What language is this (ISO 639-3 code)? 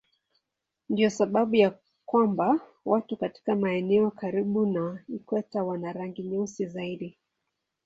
swa